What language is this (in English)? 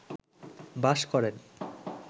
Bangla